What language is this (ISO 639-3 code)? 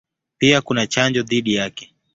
swa